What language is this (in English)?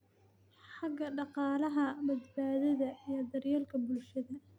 Somali